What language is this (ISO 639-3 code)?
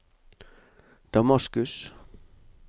nor